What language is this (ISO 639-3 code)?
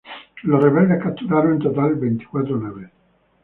spa